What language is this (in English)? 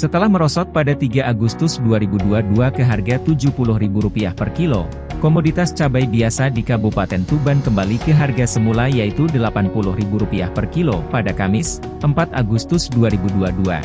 Indonesian